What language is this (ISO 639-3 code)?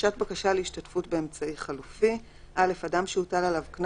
heb